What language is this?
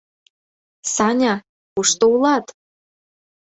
Mari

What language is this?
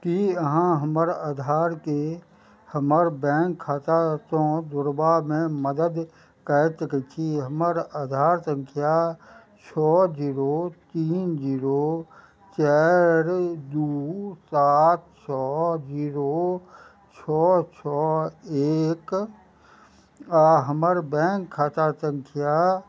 Maithili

